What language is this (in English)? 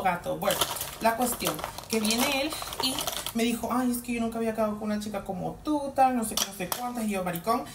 Spanish